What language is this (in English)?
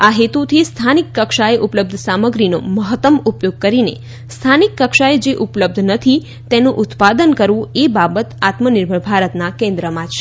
Gujarati